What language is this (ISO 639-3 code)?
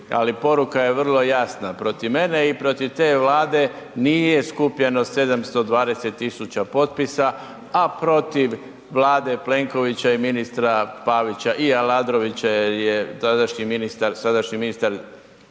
hrv